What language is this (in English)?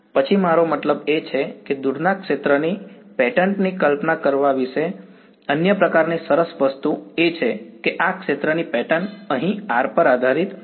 Gujarati